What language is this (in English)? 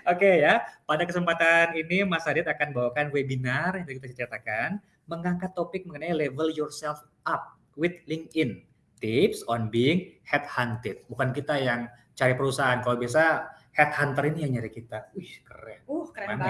Indonesian